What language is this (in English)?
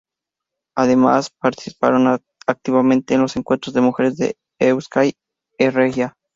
Spanish